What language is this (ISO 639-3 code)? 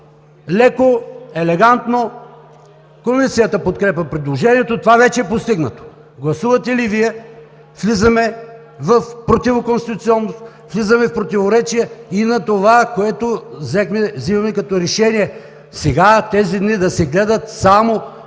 bul